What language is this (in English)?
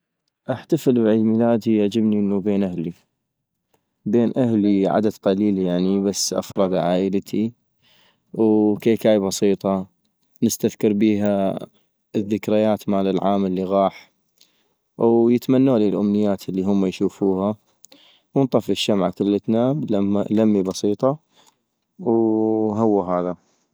North Mesopotamian Arabic